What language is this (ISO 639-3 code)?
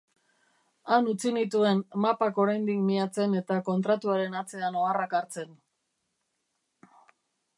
eus